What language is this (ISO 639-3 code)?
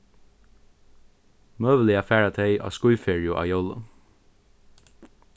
fao